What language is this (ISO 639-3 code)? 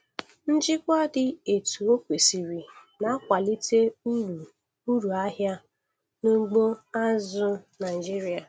ibo